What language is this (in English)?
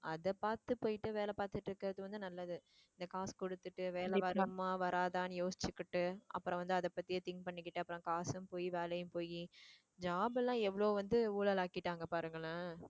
Tamil